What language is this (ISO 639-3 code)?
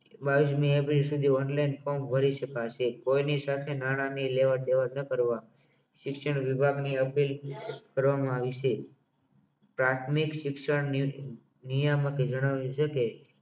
guj